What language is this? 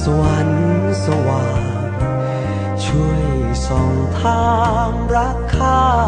Thai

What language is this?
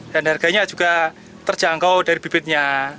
Indonesian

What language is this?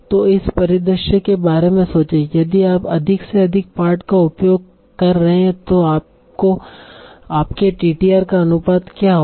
Hindi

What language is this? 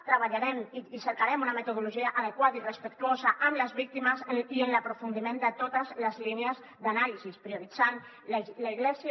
Catalan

